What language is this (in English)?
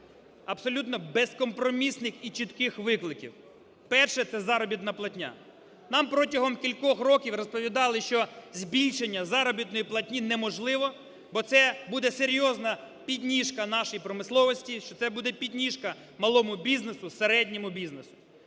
Ukrainian